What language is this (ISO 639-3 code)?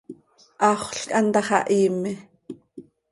sei